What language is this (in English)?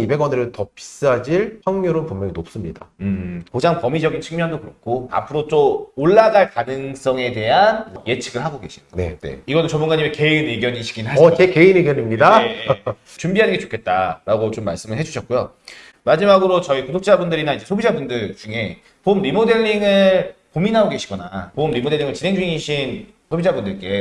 Korean